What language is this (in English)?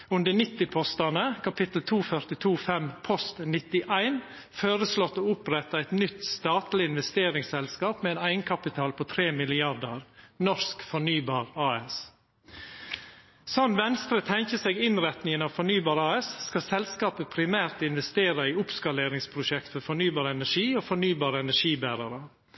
Norwegian Nynorsk